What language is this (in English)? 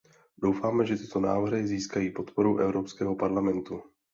Czech